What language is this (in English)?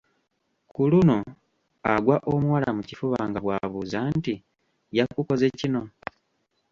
Ganda